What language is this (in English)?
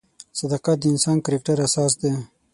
Pashto